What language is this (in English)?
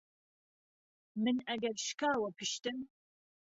Central Kurdish